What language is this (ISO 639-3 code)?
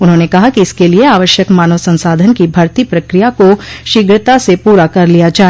hin